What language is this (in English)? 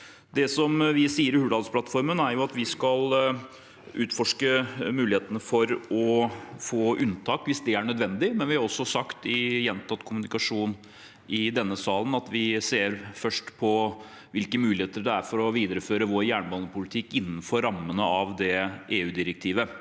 Norwegian